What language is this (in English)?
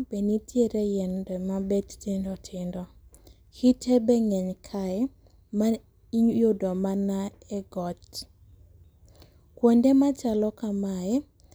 Luo (Kenya and Tanzania)